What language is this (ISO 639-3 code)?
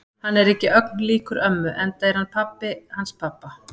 isl